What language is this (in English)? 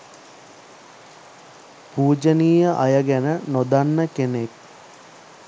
Sinhala